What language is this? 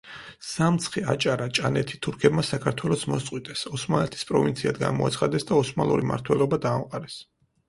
Georgian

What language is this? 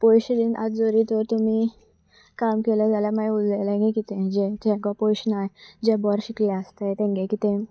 Konkani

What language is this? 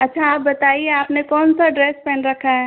Hindi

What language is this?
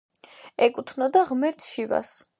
Georgian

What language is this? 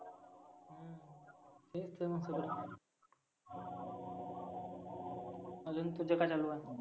Marathi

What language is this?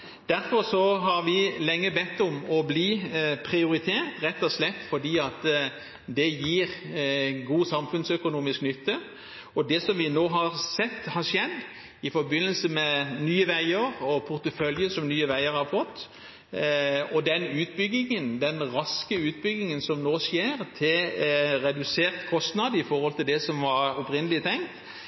Norwegian Bokmål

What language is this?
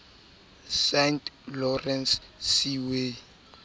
Southern Sotho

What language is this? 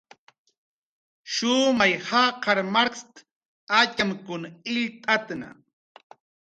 Jaqaru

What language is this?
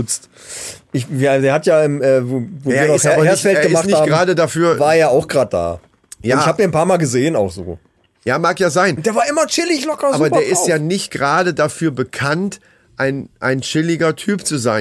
German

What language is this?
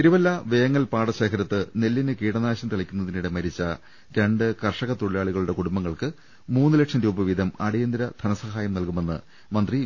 Malayalam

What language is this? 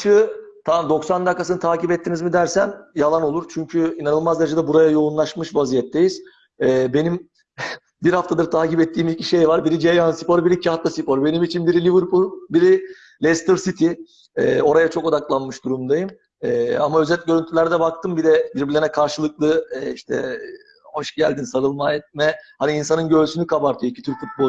Turkish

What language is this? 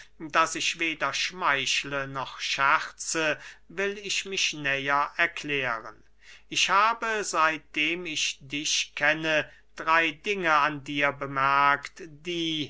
German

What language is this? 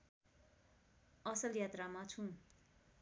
Nepali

